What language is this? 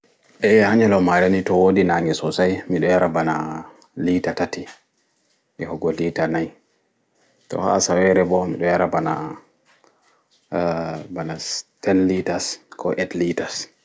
Fula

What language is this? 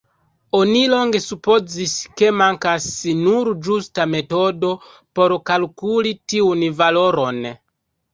Esperanto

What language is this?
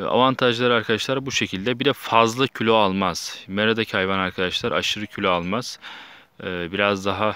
Turkish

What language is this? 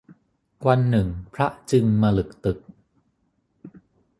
Thai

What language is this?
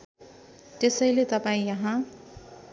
Nepali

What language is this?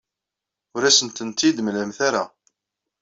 Kabyle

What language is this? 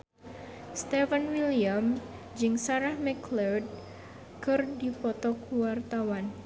Sundanese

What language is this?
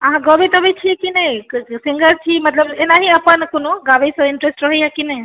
Maithili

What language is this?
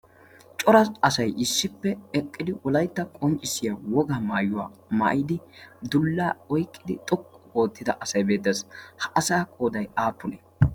Wolaytta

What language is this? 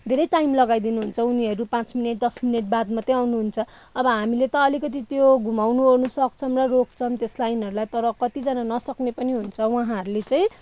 Nepali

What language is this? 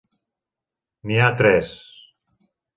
Catalan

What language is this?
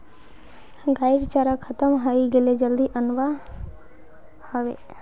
Magahi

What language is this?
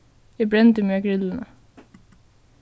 Faroese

